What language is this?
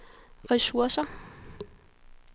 Danish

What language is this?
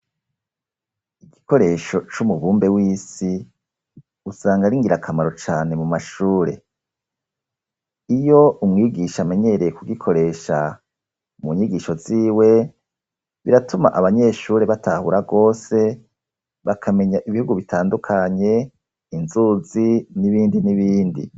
Rundi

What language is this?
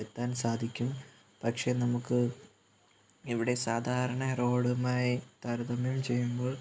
Malayalam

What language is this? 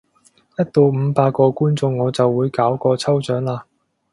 Cantonese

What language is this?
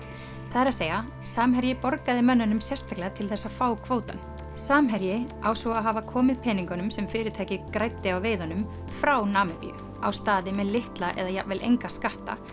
Icelandic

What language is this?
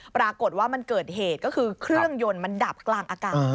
Thai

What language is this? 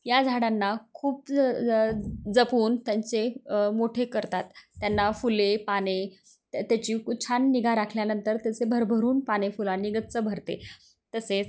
Marathi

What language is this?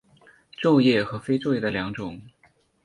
Chinese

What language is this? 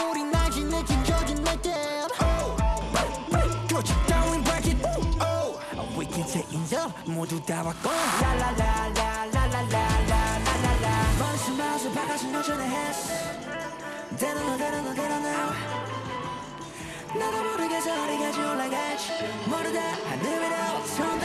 Korean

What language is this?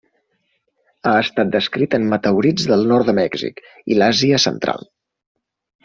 Catalan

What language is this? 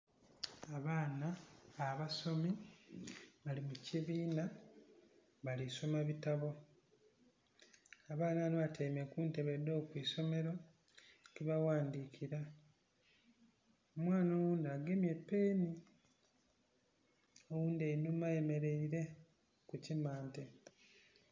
Soga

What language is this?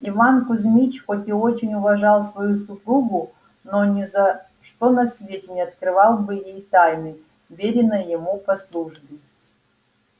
Russian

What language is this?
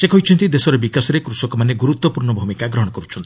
Odia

